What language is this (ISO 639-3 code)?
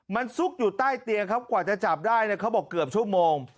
tha